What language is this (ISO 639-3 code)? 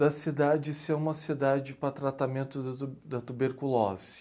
por